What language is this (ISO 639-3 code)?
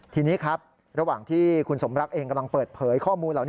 tha